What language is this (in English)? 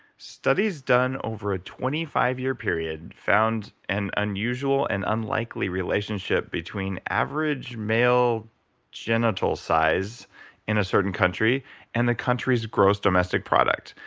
English